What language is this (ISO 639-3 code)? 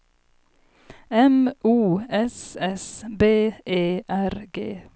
swe